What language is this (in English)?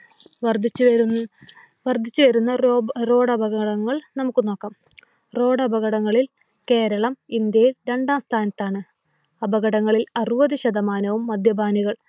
Malayalam